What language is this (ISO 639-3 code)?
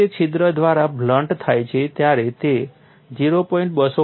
guj